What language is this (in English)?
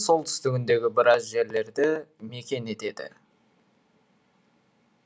Kazakh